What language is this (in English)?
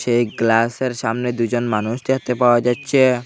Bangla